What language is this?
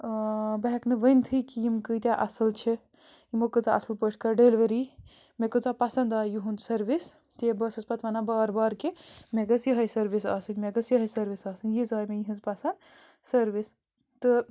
Kashmiri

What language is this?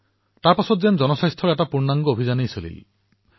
Assamese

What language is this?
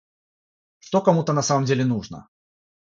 Russian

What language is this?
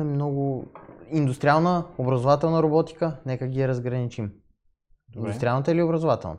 Bulgarian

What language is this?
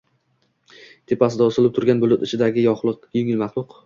Uzbek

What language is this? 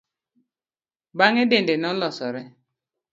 Luo (Kenya and Tanzania)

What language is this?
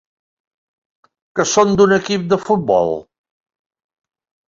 Catalan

